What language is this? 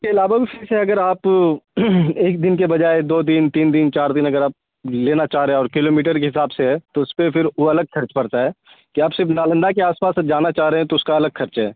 Urdu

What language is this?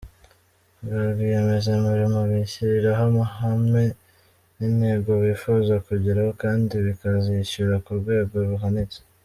Kinyarwanda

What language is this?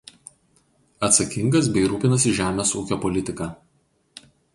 Lithuanian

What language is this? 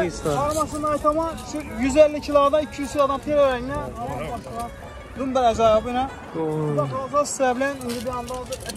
Turkish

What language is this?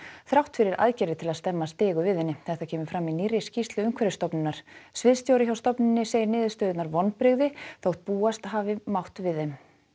Icelandic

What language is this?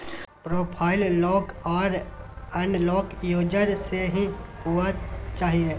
Maithili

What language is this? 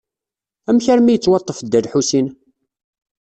Kabyle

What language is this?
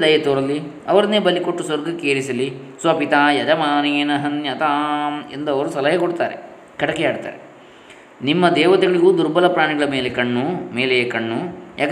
Kannada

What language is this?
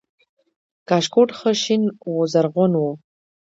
Pashto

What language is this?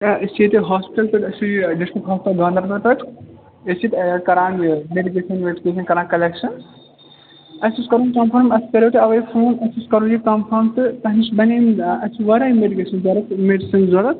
Kashmiri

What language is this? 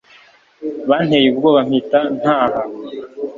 Kinyarwanda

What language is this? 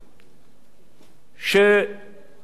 Hebrew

